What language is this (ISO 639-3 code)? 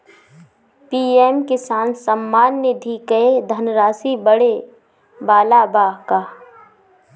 bho